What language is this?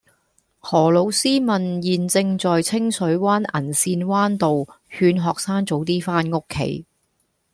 Cantonese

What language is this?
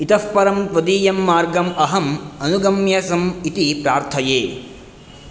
Sanskrit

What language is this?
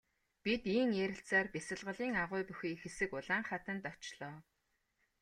Mongolian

